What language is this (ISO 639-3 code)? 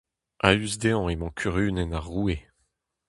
bre